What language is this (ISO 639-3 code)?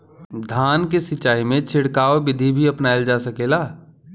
bho